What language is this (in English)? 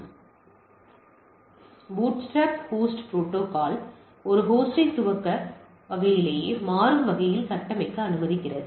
Tamil